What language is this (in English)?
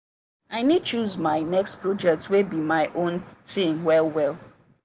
Nigerian Pidgin